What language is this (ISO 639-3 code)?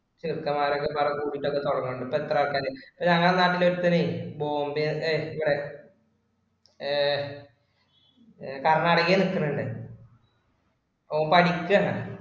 mal